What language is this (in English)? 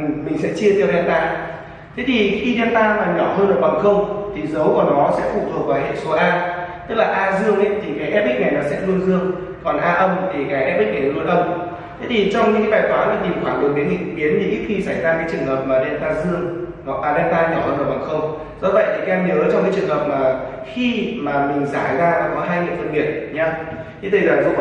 Vietnamese